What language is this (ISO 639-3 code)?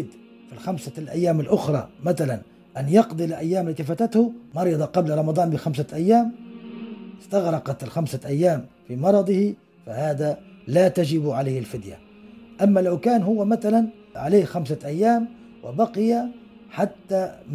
ara